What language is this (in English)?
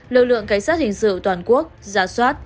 Vietnamese